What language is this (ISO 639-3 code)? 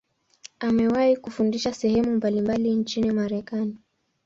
swa